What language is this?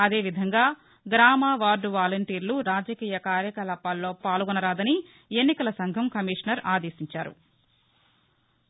Telugu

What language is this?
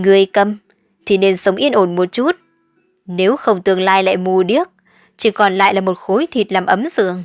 Vietnamese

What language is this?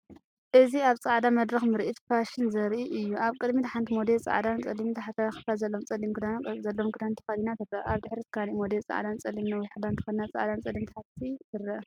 Tigrinya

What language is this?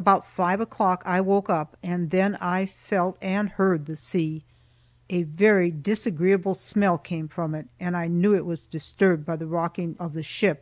English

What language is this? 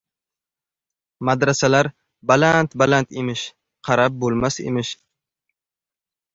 Uzbek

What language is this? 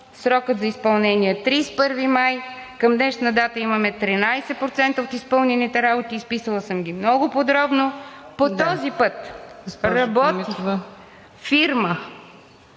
Bulgarian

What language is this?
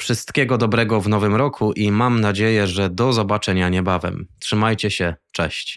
Polish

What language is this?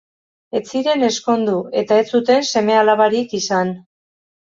Basque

